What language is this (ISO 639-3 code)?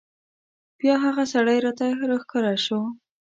pus